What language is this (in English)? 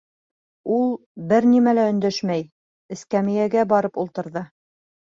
Bashkir